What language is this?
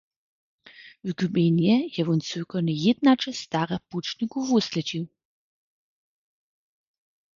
Upper Sorbian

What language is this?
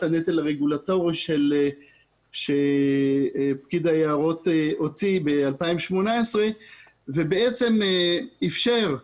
Hebrew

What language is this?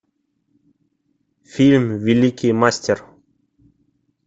Russian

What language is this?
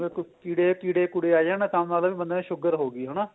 Punjabi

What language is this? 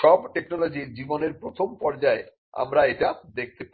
Bangla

